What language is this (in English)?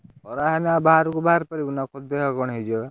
Odia